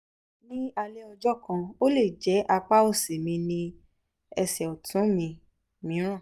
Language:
Yoruba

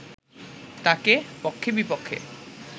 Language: Bangla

